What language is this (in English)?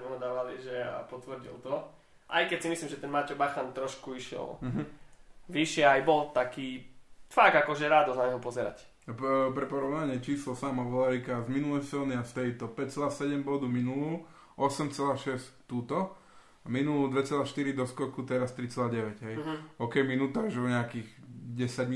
Slovak